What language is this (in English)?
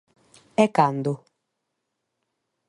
Galician